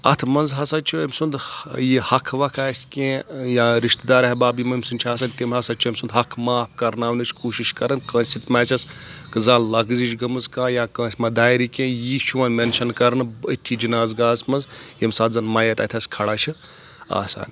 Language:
Kashmiri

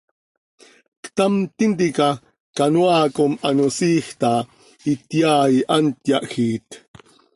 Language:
Seri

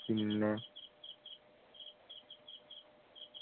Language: Malayalam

